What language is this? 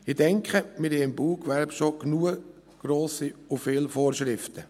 Swiss German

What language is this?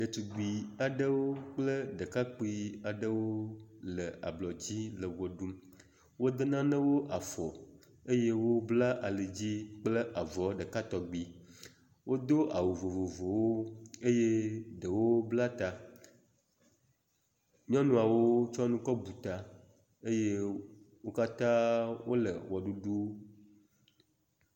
Ewe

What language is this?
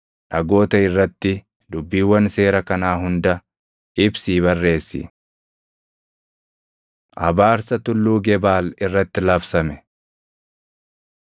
Oromo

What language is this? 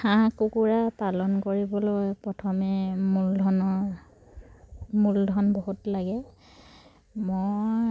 Assamese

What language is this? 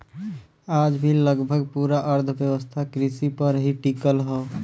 Bhojpuri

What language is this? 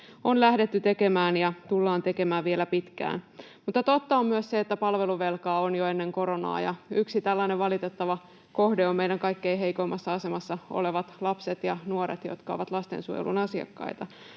Finnish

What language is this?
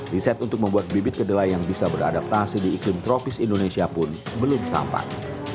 Indonesian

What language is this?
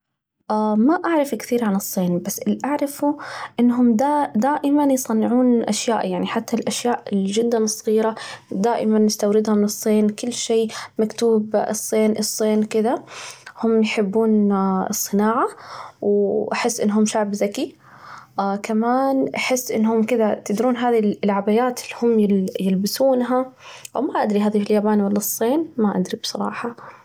Najdi Arabic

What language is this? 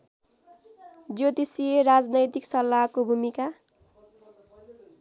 Nepali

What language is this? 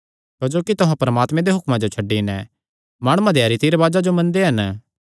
Kangri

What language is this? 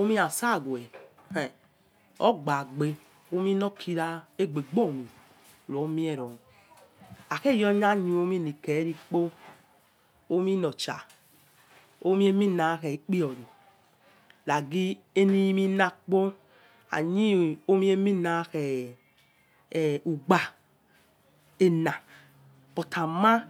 Yekhee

